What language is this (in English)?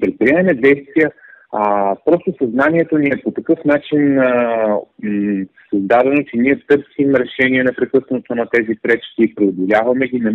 Bulgarian